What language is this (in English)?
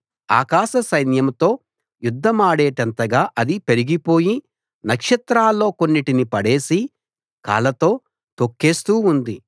Telugu